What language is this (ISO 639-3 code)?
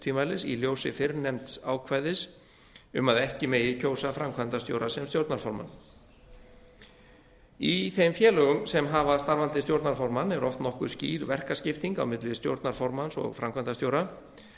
isl